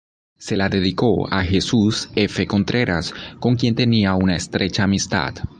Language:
Spanish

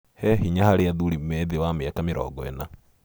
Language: Kikuyu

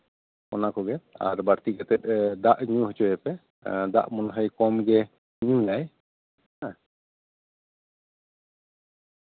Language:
Santali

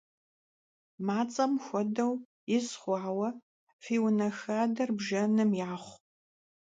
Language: Kabardian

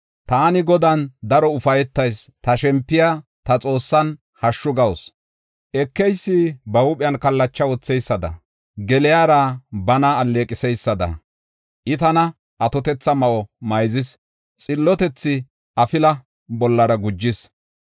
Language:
Gofa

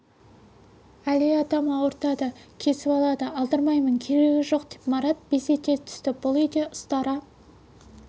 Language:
Kazakh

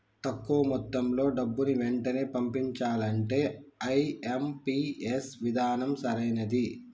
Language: Telugu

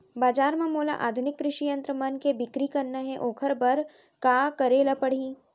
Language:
Chhattisgarhi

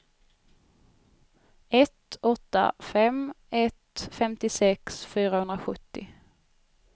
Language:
Swedish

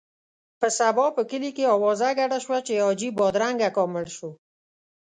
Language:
Pashto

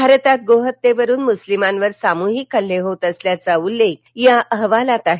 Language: Marathi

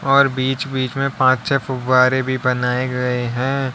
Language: Hindi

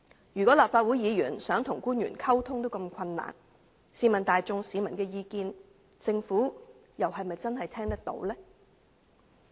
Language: Cantonese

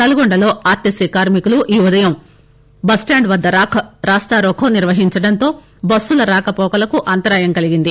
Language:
Telugu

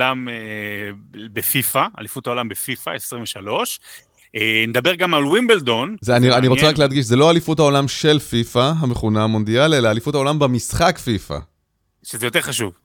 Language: Hebrew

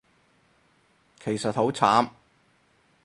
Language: Cantonese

